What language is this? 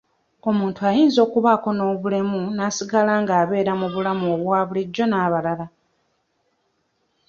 Ganda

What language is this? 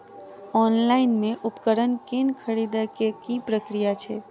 Maithili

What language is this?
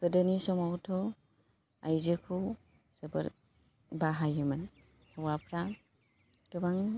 Bodo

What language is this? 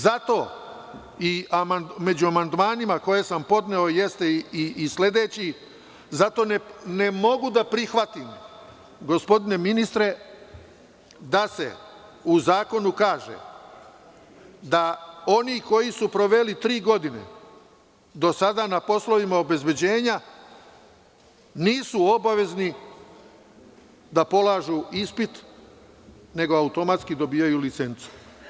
Serbian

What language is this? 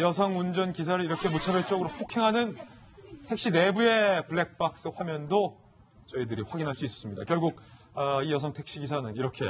Korean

